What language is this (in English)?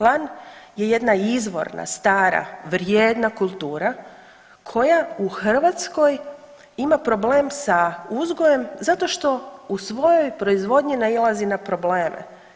Croatian